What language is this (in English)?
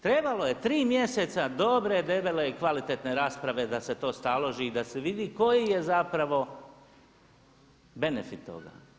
Croatian